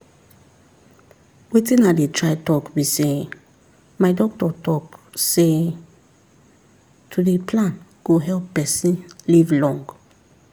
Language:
Nigerian Pidgin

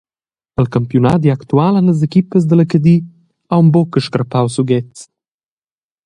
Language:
Romansh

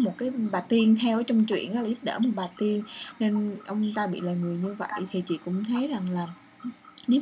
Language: Vietnamese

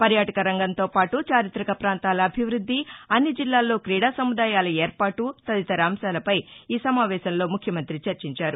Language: Telugu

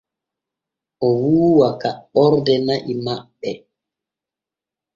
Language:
Borgu Fulfulde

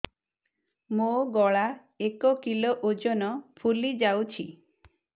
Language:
Odia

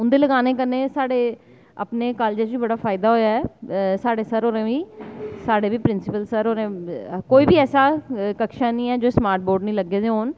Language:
Dogri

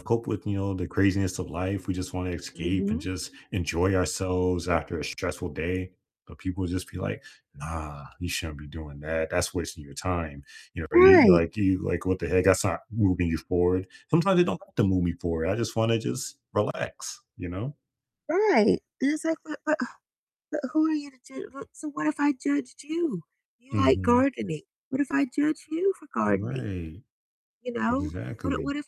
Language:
English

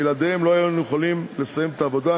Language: Hebrew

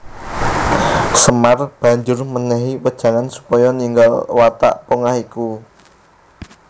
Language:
Javanese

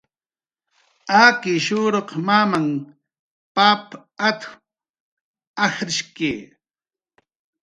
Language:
Jaqaru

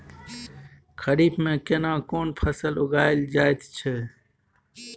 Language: Maithili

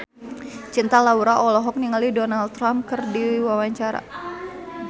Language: Sundanese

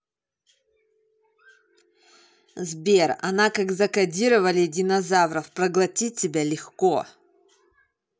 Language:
Russian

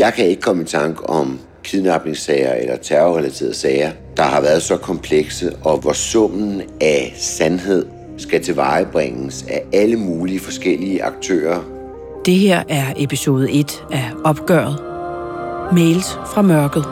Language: Danish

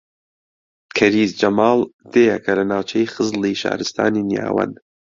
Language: Central Kurdish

